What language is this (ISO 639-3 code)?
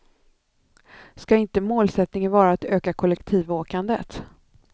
swe